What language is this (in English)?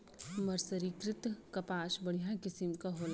Bhojpuri